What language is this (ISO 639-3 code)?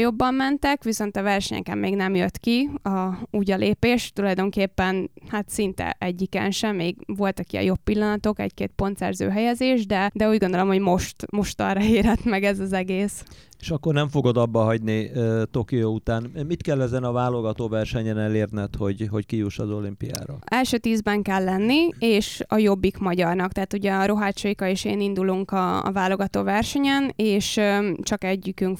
hun